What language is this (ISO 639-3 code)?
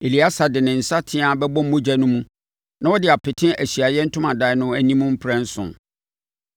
aka